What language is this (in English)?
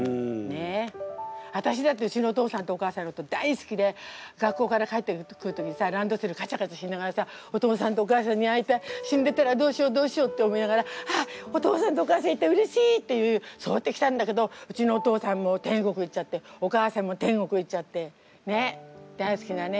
Japanese